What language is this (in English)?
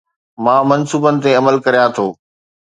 Sindhi